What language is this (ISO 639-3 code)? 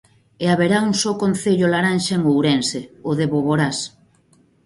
glg